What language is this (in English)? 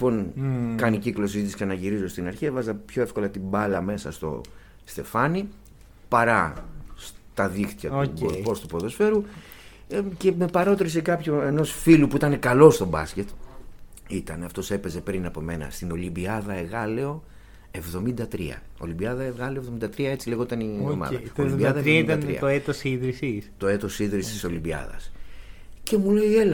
Greek